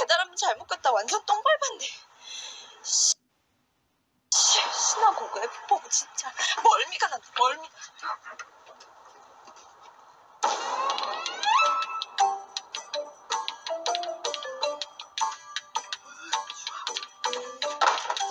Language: Korean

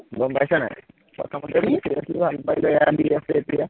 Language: Assamese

